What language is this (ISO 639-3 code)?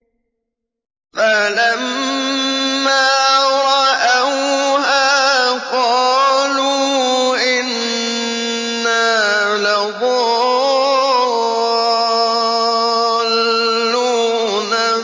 ara